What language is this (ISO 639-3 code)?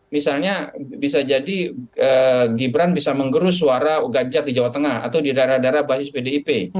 ind